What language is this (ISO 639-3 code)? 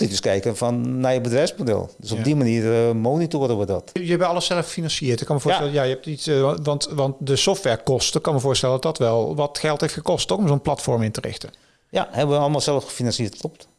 nld